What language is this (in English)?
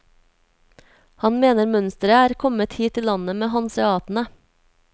Norwegian